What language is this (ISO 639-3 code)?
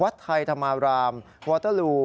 tha